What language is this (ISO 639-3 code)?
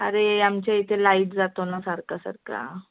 mar